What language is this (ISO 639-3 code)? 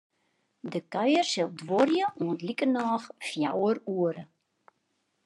fry